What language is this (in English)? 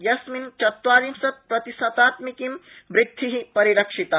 Sanskrit